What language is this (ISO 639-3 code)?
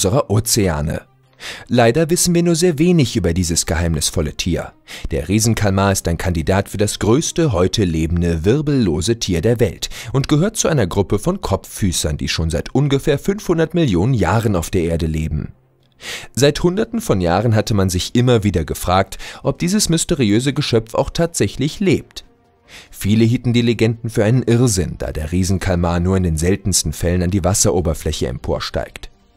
deu